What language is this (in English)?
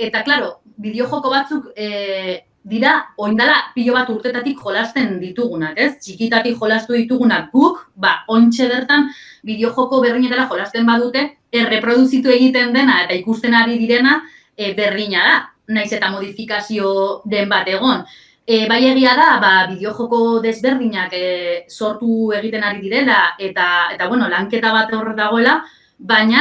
Spanish